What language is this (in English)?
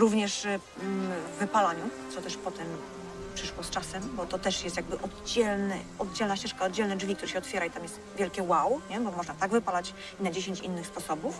Polish